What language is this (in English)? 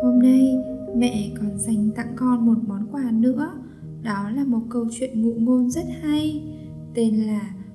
Vietnamese